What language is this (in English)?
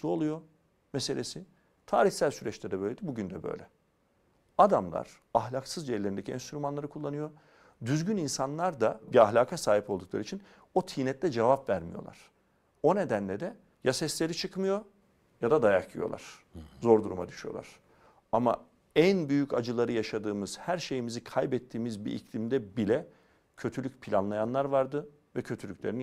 Turkish